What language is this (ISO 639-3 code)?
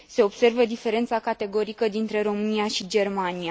ron